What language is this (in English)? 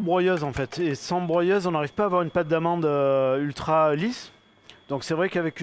French